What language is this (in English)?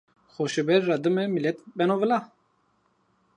Zaza